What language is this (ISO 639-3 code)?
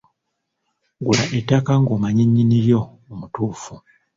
lug